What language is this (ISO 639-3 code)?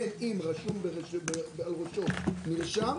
heb